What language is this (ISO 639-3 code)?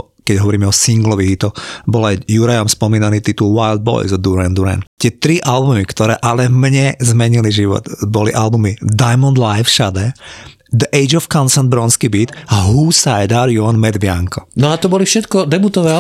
slk